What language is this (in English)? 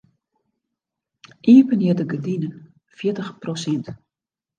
Western Frisian